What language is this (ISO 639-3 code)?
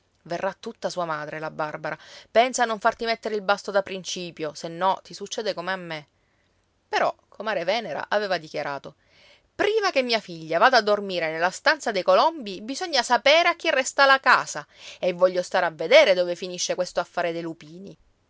ita